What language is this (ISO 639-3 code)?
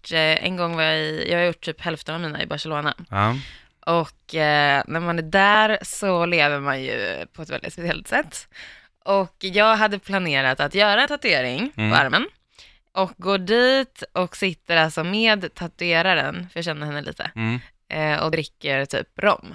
swe